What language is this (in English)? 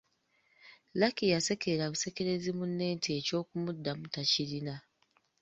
Ganda